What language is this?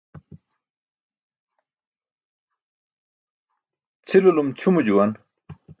Burushaski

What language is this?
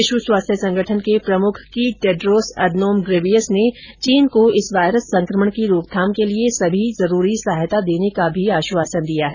Hindi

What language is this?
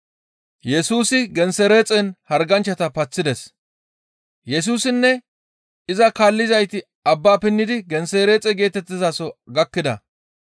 Gamo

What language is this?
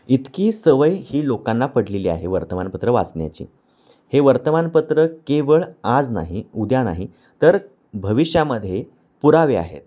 Marathi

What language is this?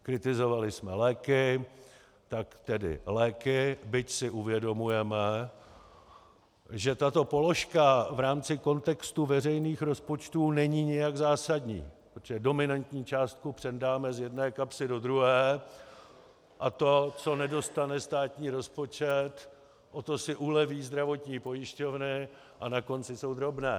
Czech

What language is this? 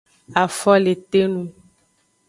Aja (Benin)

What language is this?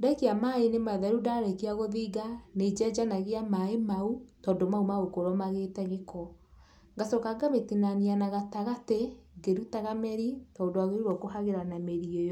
Kikuyu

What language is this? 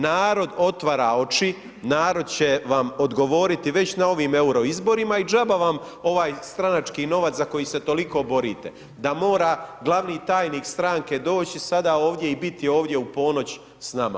Croatian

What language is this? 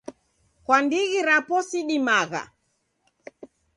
Taita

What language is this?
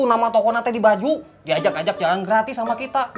Indonesian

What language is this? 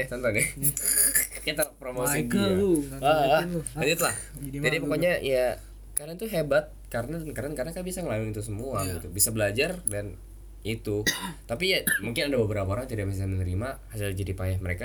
Indonesian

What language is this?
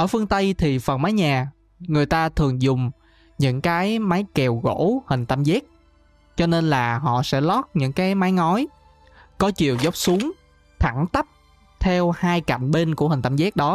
Vietnamese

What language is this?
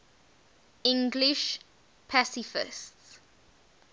English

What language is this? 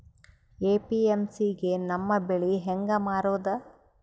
Kannada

